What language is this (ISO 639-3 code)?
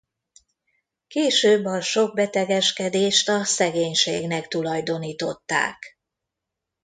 hun